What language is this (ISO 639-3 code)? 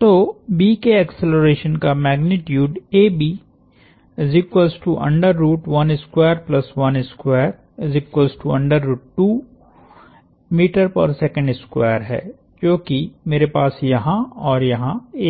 hin